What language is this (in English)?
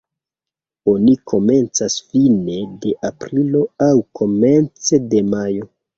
Esperanto